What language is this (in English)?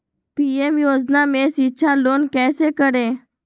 Magahi